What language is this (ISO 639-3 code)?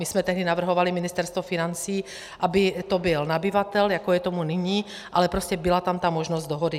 ces